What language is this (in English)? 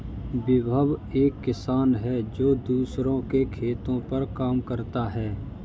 Hindi